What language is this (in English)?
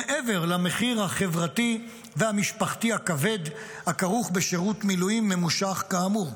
Hebrew